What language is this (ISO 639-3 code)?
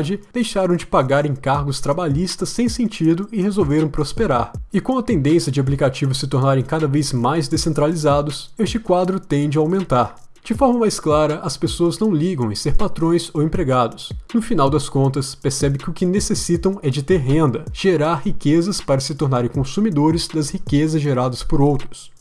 por